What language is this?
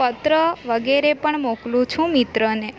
Gujarati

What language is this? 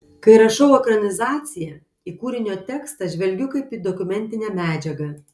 Lithuanian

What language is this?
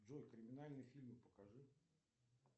Russian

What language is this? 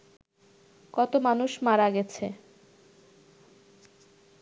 Bangla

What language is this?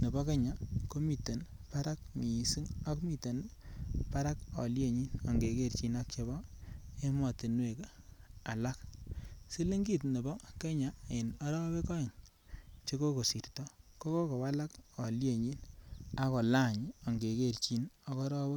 Kalenjin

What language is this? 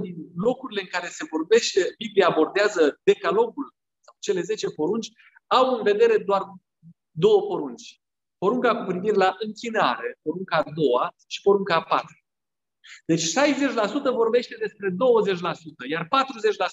Romanian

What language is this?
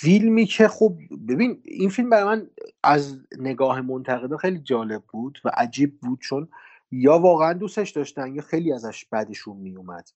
Persian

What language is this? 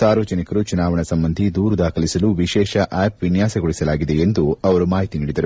Kannada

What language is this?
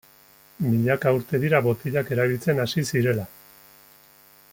Basque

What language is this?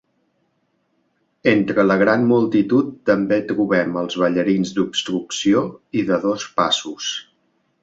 Catalan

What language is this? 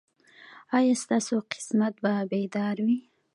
Pashto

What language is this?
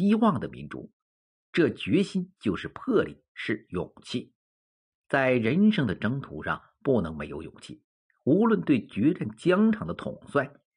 Chinese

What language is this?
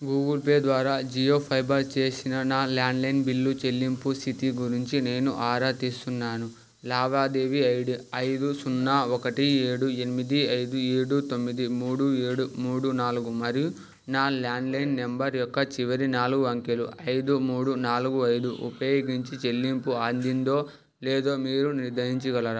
Telugu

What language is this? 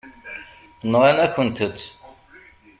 Kabyle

